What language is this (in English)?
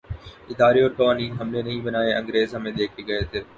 Urdu